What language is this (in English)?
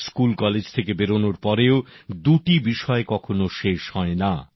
Bangla